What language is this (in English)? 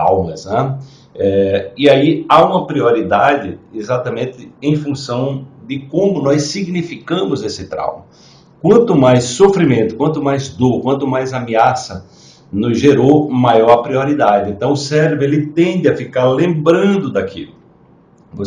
Portuguese